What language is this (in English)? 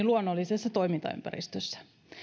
Finnish